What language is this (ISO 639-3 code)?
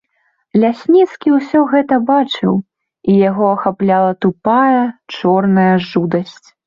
bel